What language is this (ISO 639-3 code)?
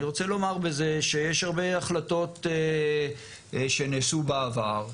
heb